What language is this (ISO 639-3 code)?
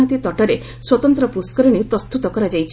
ori